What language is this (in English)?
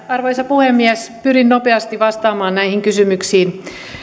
Finnish